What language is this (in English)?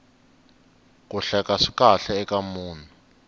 Tsonga